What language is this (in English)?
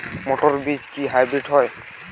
Bangla